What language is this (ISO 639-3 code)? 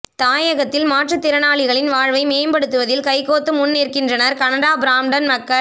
tam